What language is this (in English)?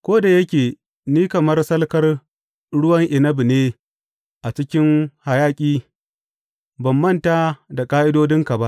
Hausa